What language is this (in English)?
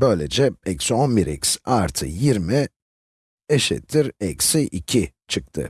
Turkish